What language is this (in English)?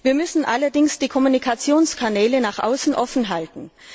German